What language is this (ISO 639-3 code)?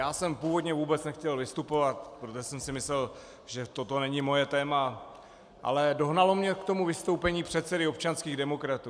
ces